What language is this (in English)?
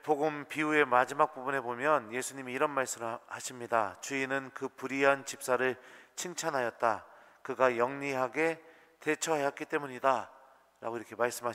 Korean